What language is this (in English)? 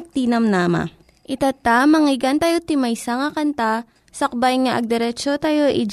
Filipino